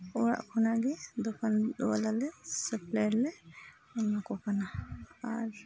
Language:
Santali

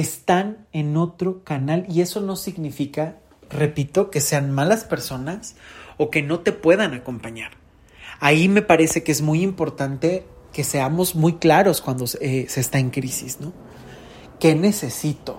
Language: Spanish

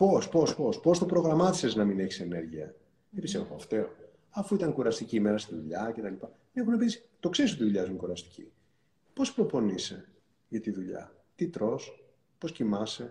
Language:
Greek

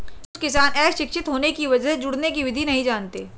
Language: Hindi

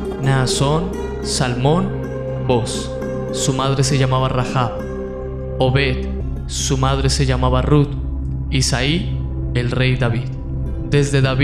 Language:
Spanish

